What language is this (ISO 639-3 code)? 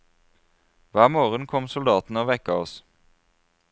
nor